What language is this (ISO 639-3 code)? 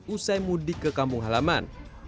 ind